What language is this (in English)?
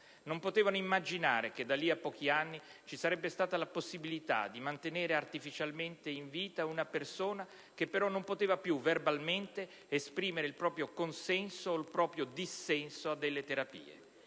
Italian